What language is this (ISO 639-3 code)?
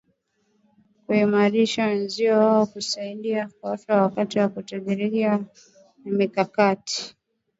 swa